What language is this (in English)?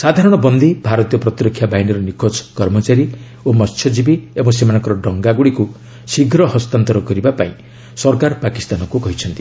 Odia